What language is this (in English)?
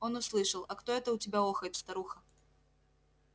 Russian